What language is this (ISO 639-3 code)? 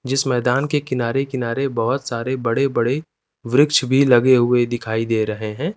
hin